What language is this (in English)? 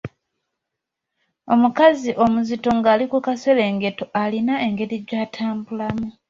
Ganda